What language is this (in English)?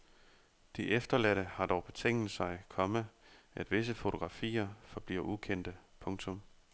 Danish